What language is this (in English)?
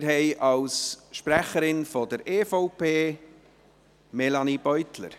Swiss German